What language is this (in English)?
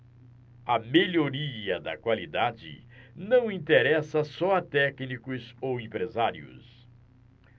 Portuguese